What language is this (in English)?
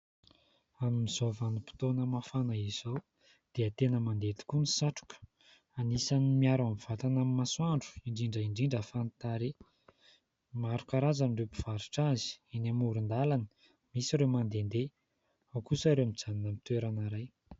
Malagasy